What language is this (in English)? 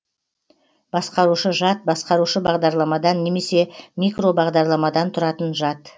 Kazakh